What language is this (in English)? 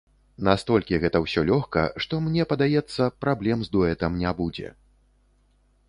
Belarusian